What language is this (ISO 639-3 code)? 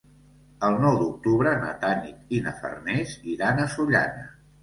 cat